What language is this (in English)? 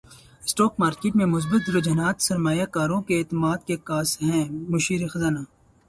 Urdu